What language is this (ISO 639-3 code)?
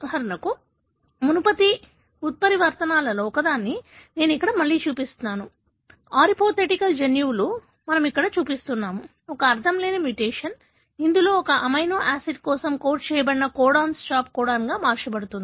tel